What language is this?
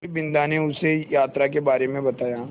Hindi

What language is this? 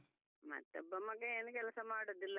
Kannada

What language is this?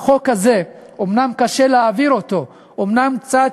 Hebrew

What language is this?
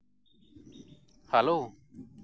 Santali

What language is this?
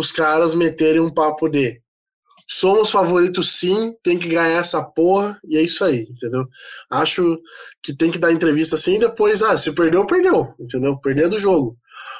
Portuguese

